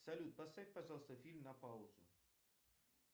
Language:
Russian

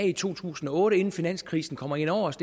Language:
Danish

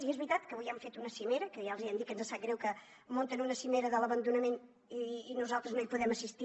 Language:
Catalan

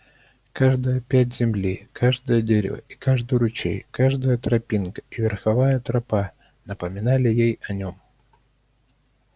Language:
Russian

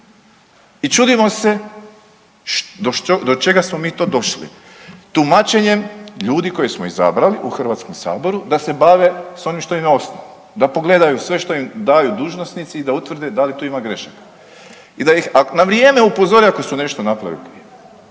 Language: Croatian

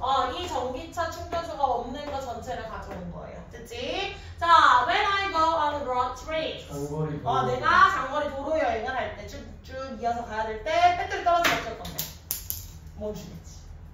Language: Korean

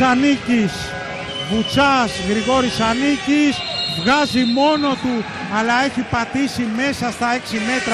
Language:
Greek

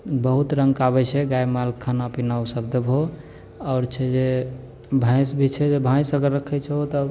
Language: Maithili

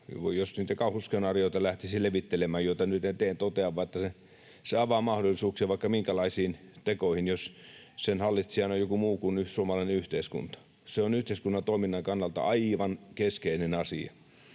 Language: Finnish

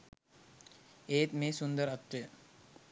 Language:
Sinhala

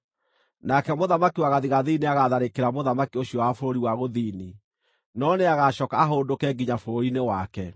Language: Kikuyu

